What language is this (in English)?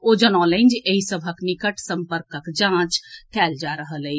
Maithili